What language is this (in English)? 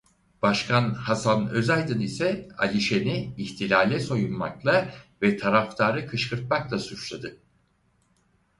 Turkish